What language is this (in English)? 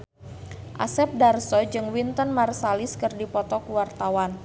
Sundanese